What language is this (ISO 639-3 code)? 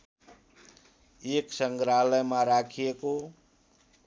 nep